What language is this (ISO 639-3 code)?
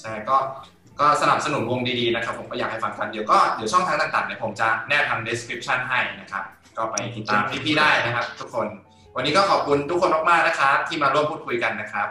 tha